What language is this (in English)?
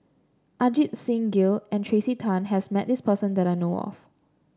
English